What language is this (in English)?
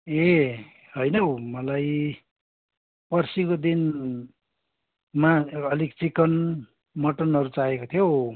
Nepali